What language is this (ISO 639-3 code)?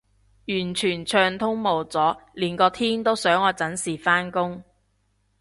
yue